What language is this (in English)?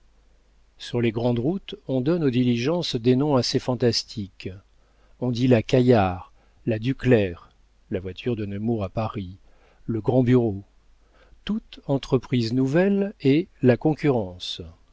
French